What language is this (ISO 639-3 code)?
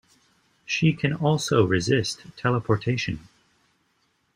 eng